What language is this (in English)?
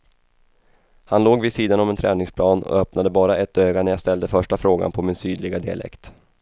Swedish